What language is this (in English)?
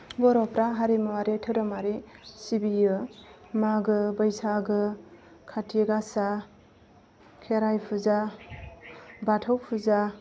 Bodo